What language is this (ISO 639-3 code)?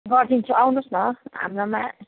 nep